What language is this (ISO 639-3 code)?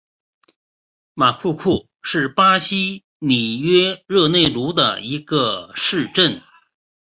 zho